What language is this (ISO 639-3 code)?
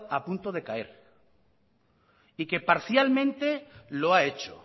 spa